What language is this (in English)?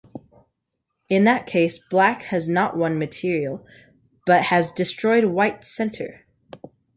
English